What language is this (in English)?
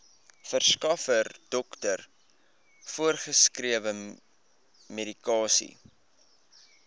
Afrikaans